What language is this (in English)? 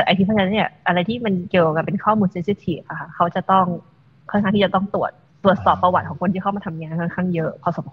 Thai